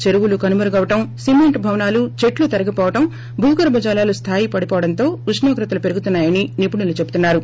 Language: Telugu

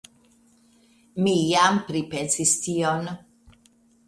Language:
Esperanto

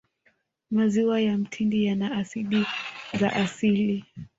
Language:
Swahili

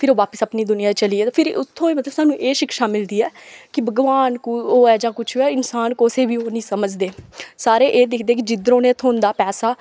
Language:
Dogri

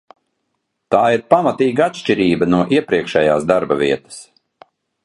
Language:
Latvian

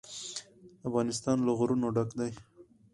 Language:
Pashto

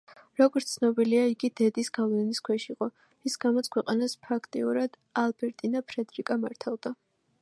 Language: Georgian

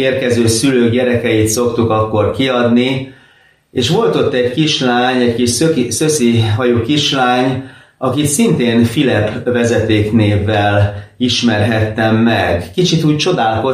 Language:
Hungarian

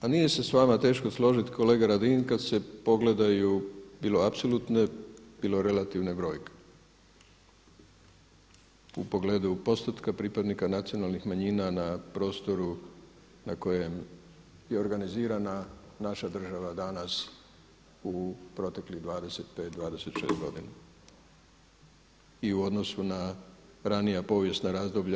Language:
Croatian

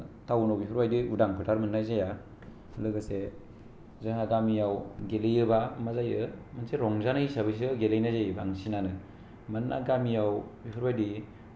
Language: Bodo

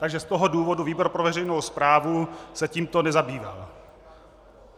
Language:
Czech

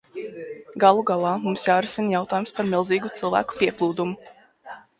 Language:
Latvian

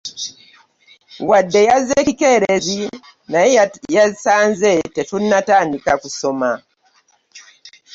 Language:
Ganda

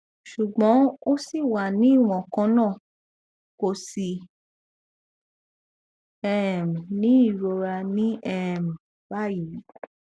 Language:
Yoruba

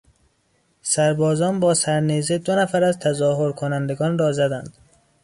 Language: Persian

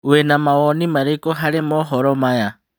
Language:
Kikuyu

